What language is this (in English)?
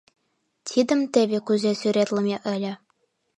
Mari